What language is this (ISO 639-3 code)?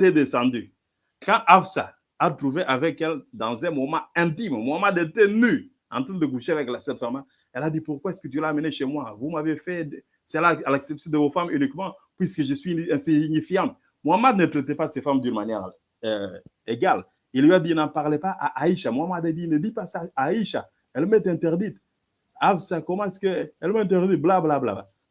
fra